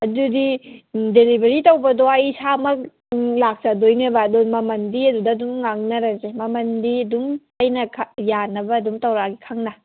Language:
Manipuri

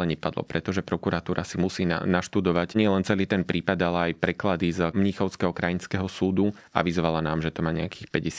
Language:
Slovak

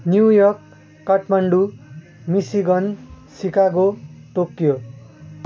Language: Nepali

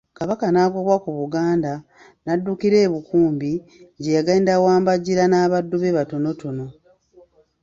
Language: Ganda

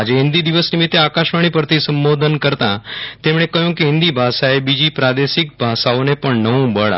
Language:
Gujarati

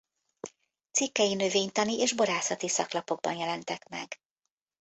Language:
Hungarian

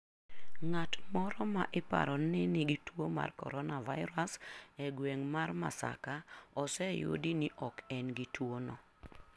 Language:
Luo (Kenya and Tanzania)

